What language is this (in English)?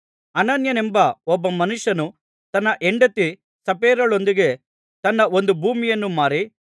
Kannada